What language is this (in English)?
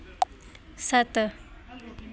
Dogri